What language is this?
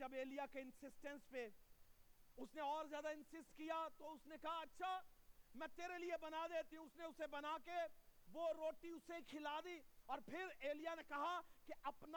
Urdu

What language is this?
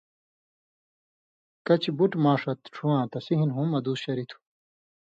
Indus Kohistani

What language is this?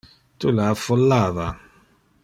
Interlingua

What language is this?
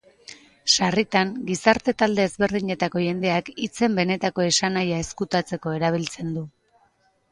Basque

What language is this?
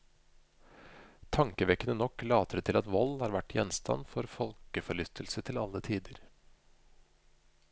Norwegian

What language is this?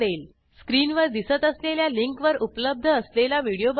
Marathi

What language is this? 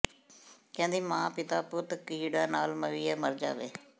Punjabi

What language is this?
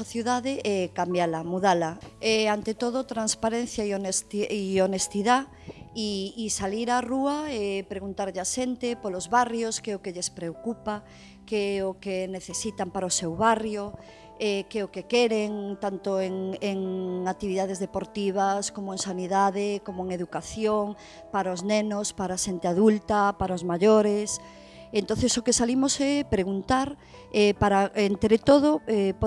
Galician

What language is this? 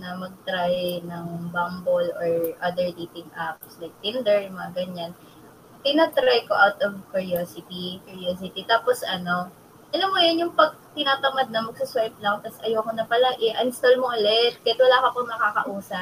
Filipino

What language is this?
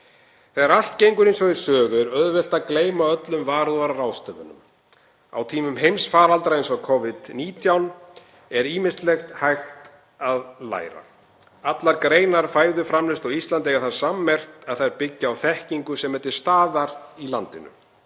Icelandic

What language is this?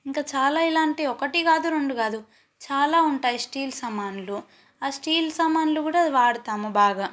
Telugu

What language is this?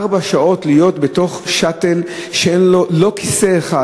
Hebrew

